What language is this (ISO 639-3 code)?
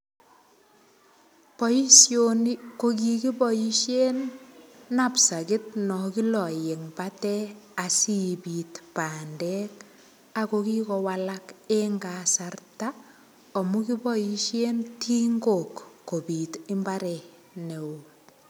kln